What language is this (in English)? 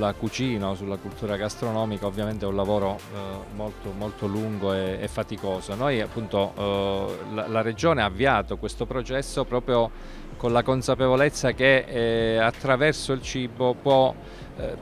Italian